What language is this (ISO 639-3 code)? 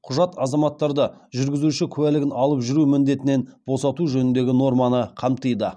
kaz